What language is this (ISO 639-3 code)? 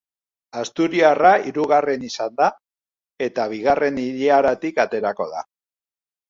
eus